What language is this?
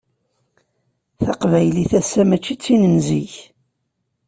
Kabyle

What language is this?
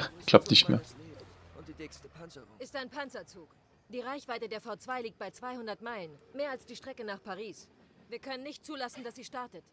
German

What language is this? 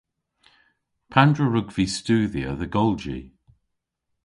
Cornish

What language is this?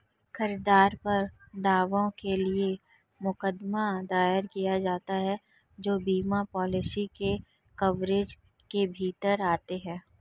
Hindi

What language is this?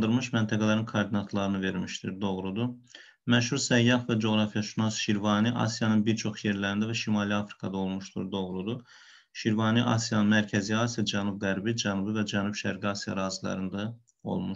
Turkish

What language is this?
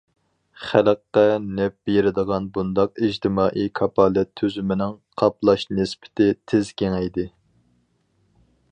Uyghur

